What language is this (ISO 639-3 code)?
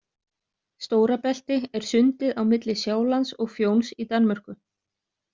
isl